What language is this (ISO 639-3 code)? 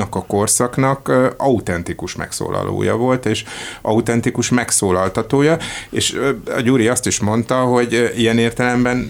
hun